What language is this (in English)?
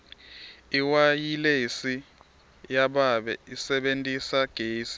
Swati